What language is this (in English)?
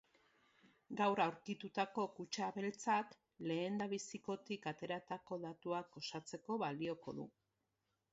Basque